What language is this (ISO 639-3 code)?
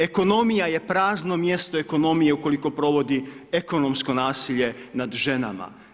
hrv